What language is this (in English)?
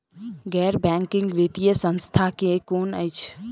Maithili